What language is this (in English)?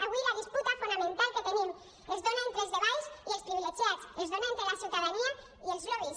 Catalan